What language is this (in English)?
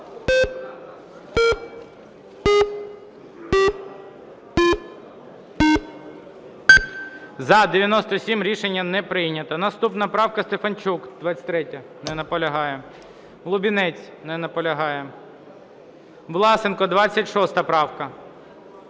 Ukrainian